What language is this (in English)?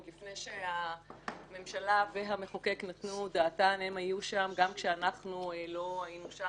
Hebrew